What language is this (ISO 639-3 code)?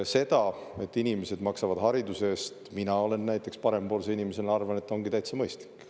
est